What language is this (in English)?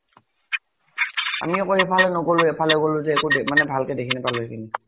Assamese